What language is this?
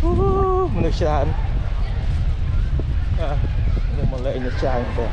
Khmer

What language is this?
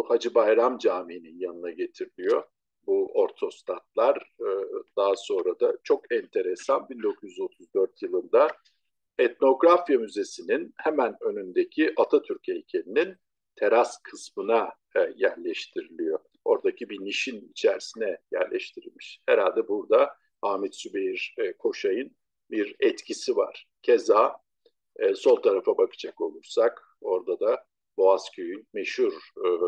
Turkish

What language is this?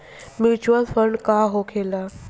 Bhojpuri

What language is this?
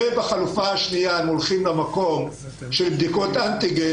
Hebrew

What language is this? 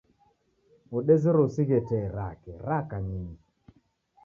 Taita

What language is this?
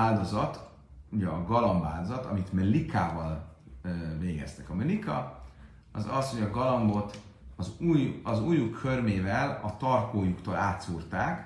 Hungarian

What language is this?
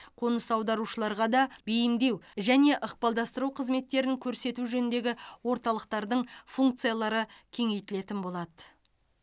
Kazakh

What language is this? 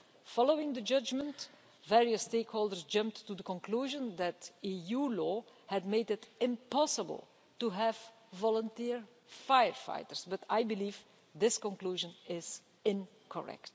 English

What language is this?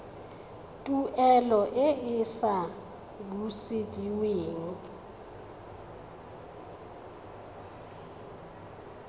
Tswana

